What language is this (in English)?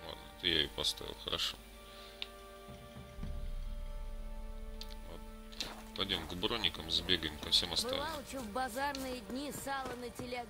Russian